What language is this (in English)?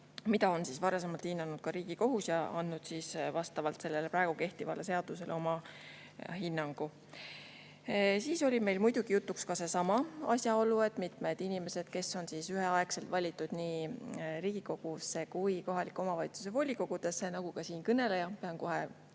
Estonian